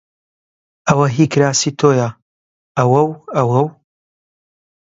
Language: Central Kurdish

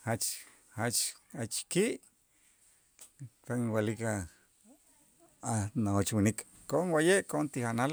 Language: Itzá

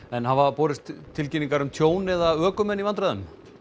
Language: Icelandic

